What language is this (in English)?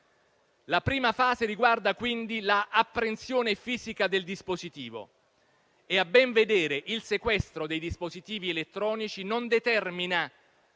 Italian